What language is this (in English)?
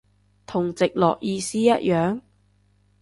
Cantonese